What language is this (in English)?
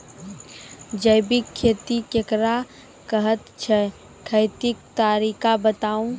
Maithili